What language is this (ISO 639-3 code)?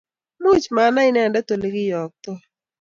kln